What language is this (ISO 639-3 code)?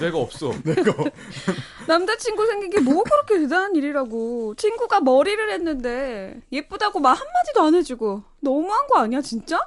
kor